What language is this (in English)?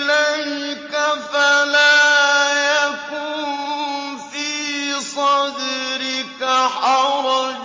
Arabic